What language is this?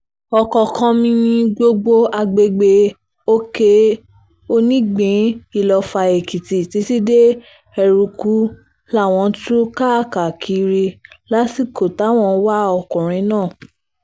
Yoruba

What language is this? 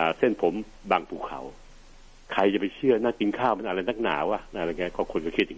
Thai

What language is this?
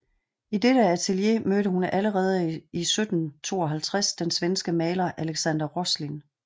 Danish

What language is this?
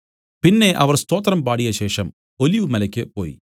Malayalam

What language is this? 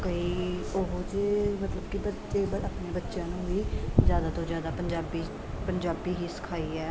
Punjabi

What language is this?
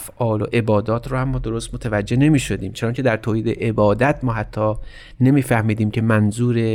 Persian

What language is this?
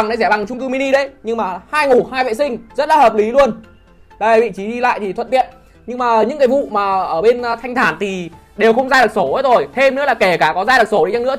Vietnamese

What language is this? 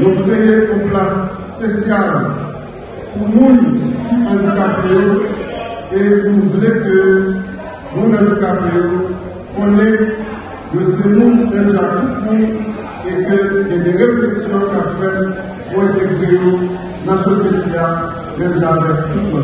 French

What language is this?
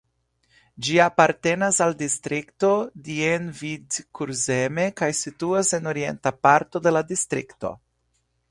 Esperanto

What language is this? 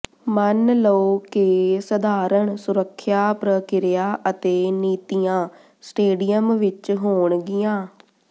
Punjabi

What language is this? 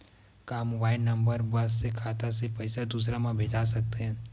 Chhattisgarhi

